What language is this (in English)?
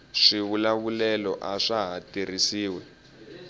Tsonga